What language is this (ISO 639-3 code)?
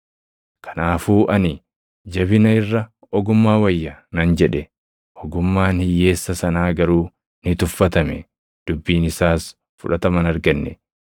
orm